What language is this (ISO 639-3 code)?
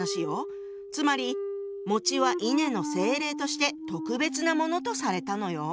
jpn